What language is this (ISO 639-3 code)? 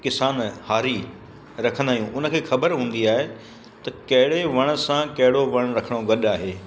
snd